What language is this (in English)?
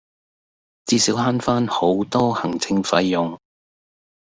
Cantonese